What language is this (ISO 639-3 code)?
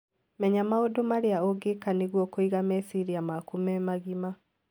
kik